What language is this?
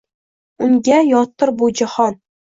Uzbek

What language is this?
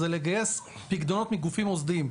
Hebrew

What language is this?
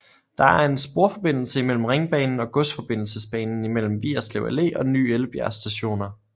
Danish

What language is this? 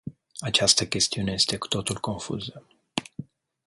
Romanian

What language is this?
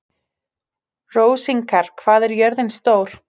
Icelandic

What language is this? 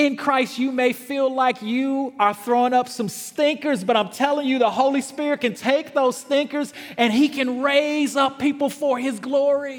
English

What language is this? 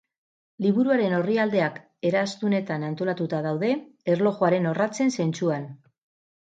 Basque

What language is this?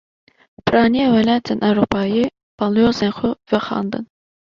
Kurdish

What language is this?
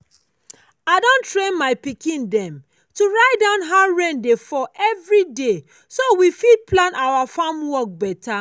Nigerian Pidgin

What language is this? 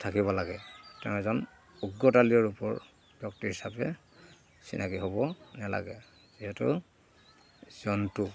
Assamese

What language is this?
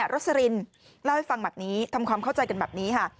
Thai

